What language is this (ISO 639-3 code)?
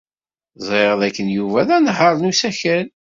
kab